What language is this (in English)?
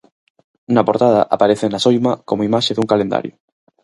Galician